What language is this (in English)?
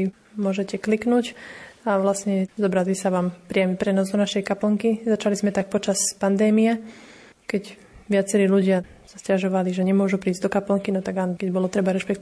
Slovak